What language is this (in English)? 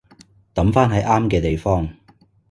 Cantonese